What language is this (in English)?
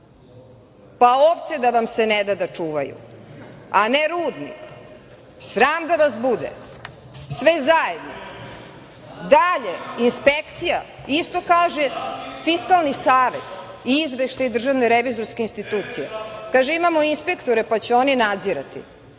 Serbian